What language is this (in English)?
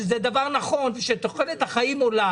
Hebrew